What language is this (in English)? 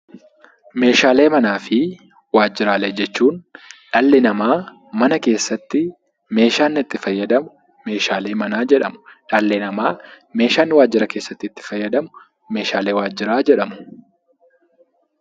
Oromo